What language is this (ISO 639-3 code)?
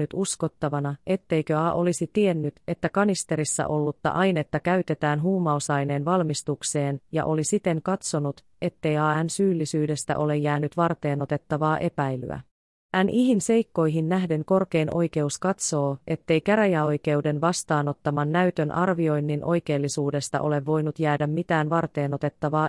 fin